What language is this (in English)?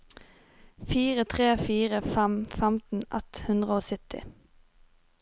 Norwegian